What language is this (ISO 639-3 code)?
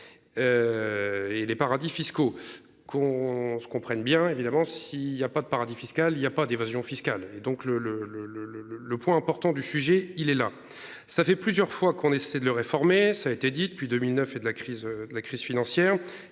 fra